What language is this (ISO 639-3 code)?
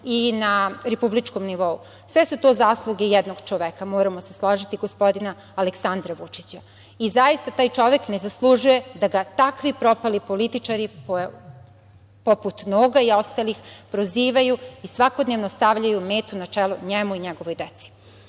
srp